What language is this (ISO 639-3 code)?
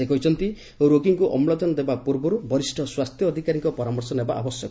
ori